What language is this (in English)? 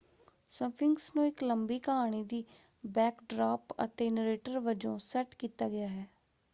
Punjabi